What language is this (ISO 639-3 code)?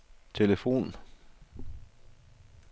dan